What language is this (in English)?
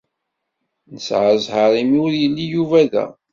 Kabyle